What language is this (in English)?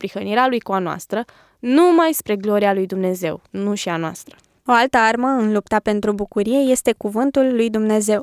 Romanian